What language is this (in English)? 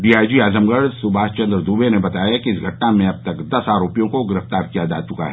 Hindi